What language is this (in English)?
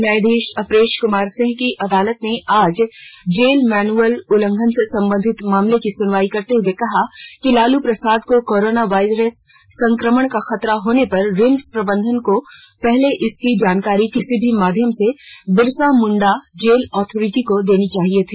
Hindi